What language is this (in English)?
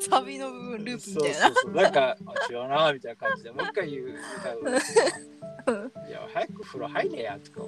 Japanese